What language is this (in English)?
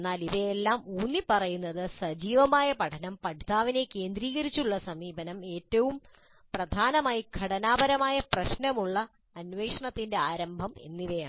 Malayalam